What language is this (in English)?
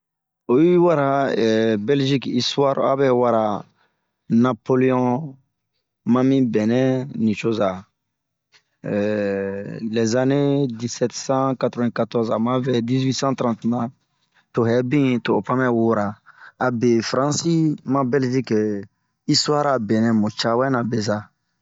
Bomu